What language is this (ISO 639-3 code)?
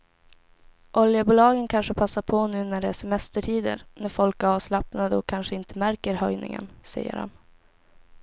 swe